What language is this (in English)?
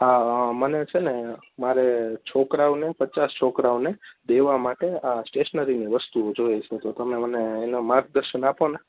Gujarati